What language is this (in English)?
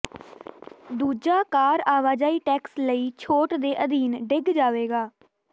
Punjabi